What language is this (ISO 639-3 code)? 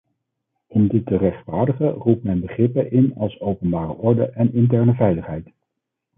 nld